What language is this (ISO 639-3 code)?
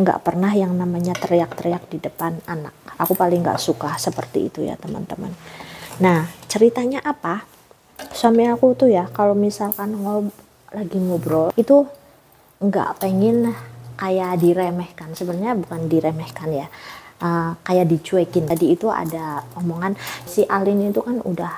ind